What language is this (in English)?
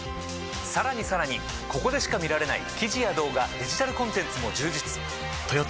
Japanese